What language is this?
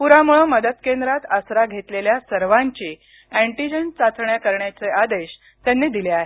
Marathi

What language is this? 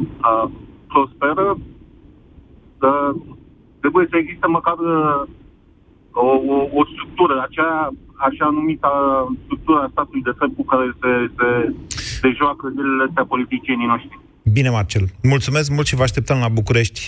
Romanian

